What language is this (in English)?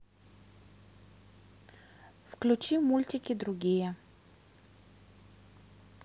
Russian